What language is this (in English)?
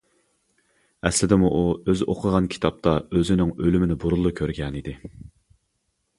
Uyghur